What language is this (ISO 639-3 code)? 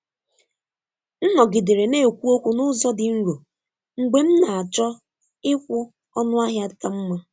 ibo